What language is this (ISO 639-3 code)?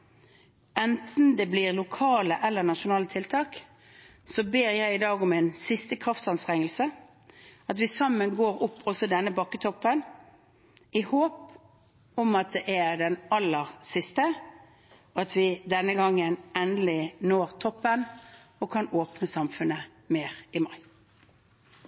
nob